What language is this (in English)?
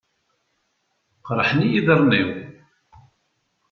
Kabyle